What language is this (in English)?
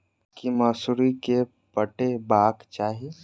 Maithili